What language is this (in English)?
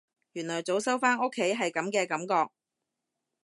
Cantonese